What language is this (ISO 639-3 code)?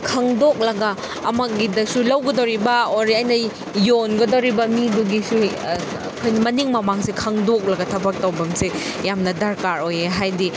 mni